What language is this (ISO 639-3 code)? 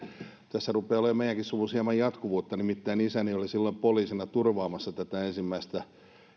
fin